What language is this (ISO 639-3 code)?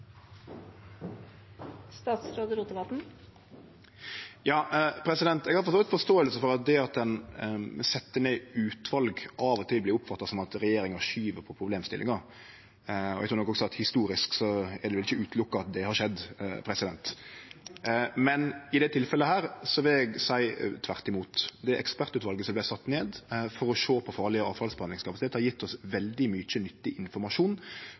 nno